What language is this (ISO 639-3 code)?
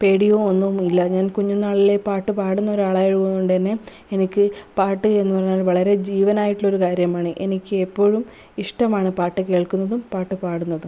mal